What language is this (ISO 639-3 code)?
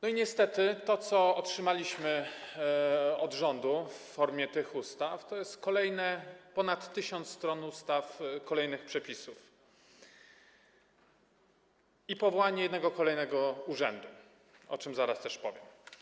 pol